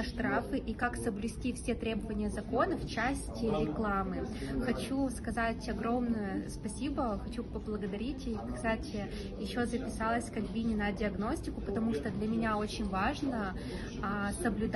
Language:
Russian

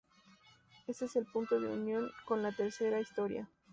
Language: Spanish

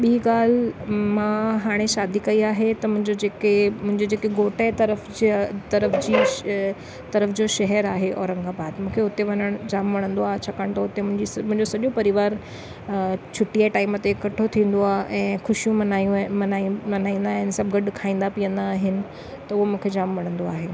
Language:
Sindhi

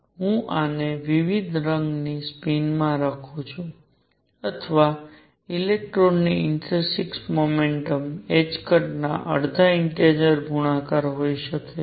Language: Gujarati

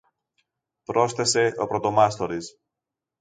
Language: Greek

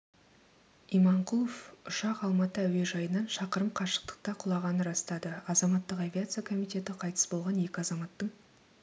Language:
Kazakh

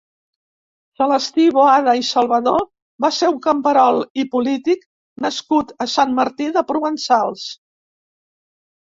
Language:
Catalan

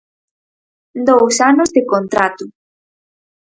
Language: Galician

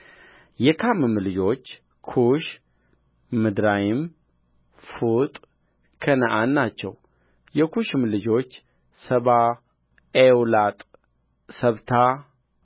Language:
Amharic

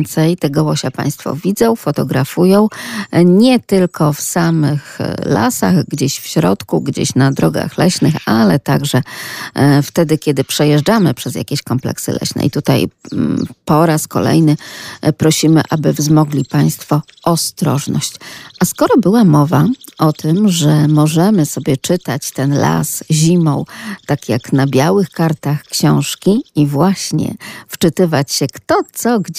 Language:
Polish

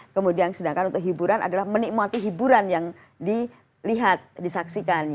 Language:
Indonesian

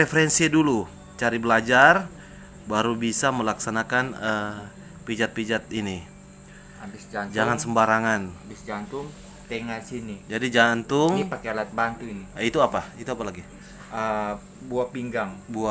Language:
Indonesian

